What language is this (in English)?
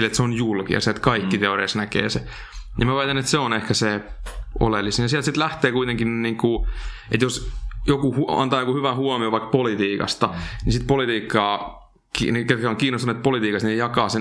Finnish